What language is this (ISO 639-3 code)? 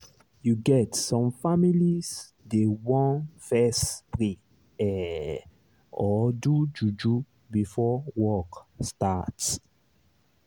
pcm